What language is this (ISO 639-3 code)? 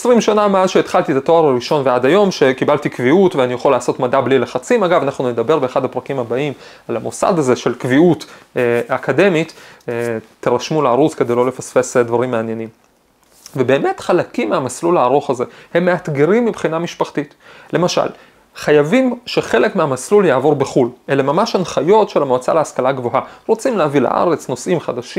heb